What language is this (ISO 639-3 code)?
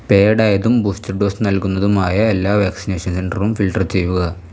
mal